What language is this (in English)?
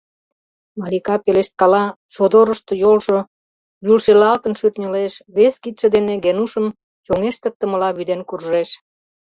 Mari